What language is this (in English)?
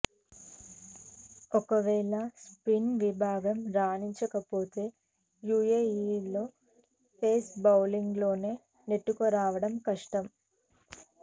Telugu